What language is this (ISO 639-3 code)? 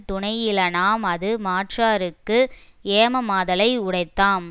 tam